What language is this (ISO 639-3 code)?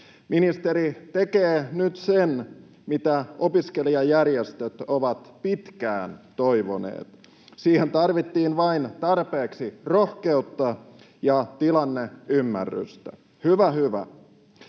fin